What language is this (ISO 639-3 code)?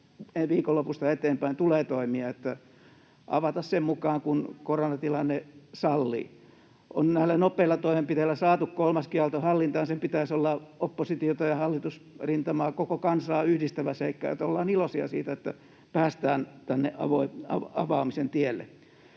fin